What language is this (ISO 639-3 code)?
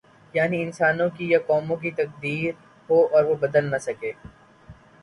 urd